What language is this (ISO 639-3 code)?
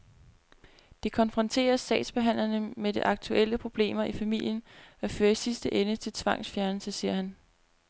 dan